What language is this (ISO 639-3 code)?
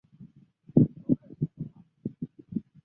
zho